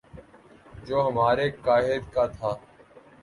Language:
Urdu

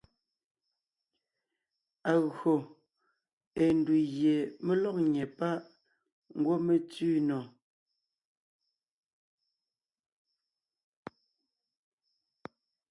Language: Ngiemboon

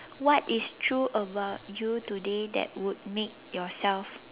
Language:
English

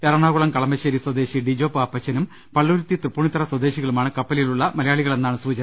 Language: Malayalam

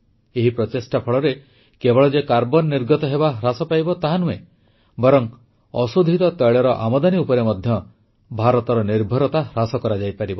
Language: Odia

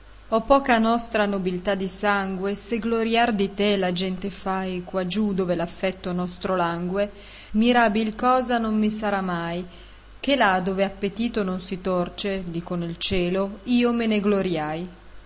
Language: Italian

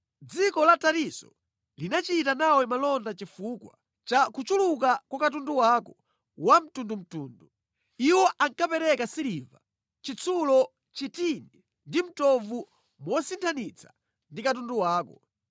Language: Nyanja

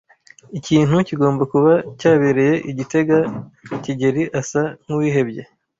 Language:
Kinyarwanda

